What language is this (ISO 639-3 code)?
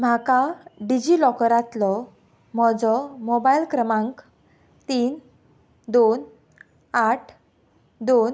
kok